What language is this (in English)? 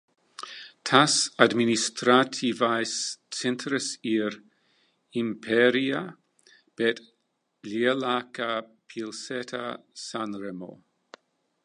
Latvian